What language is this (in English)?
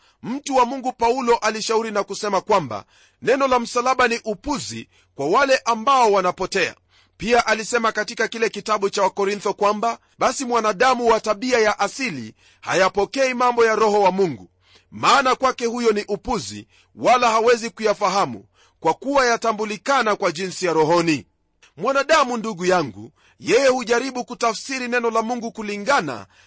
Swahili